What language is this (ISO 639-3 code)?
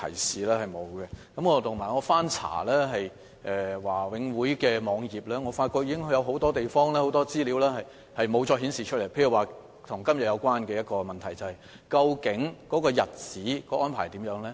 yue